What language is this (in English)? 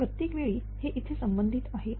Marathi